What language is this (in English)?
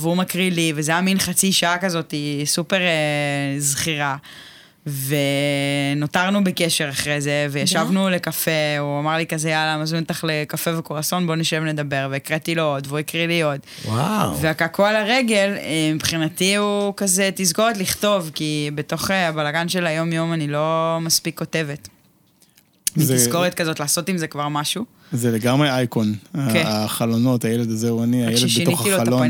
Hebrew